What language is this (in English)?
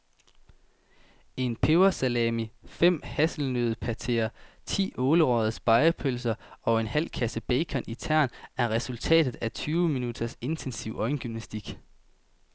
Danish